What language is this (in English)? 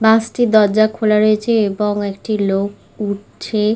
Bangla